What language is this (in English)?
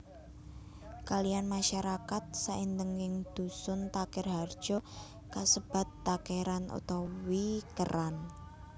Javanese